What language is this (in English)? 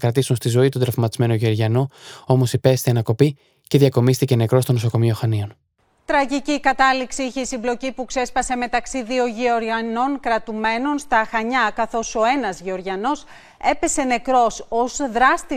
Greek